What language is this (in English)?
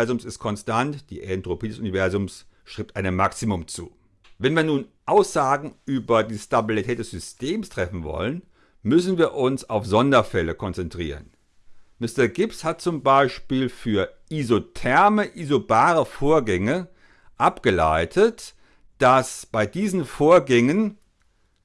German